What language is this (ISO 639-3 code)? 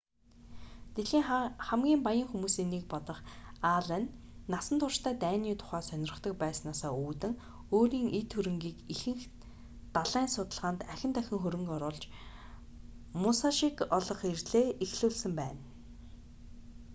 mon